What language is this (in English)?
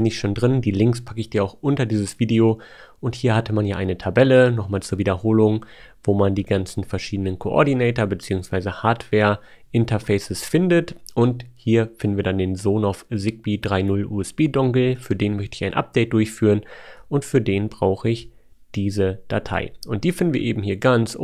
German